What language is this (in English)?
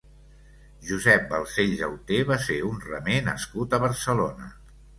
Catalan